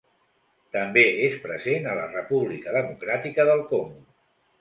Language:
Catalan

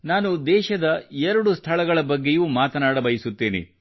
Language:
Kannada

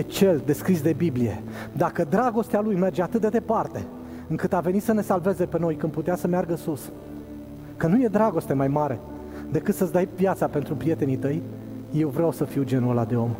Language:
Romanian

